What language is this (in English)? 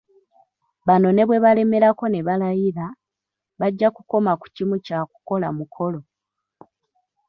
Ganda